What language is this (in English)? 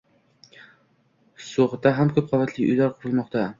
Uzbek